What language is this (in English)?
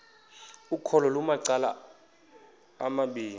Xhosa